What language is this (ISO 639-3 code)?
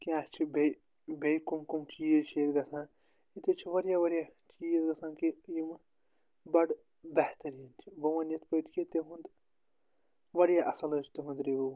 kas